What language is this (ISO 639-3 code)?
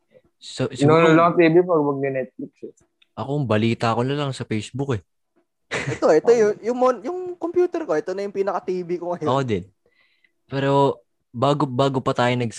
fil